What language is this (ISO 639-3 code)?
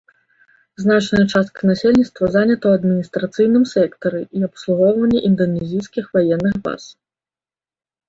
bel